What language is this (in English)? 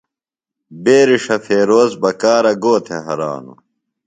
Phalura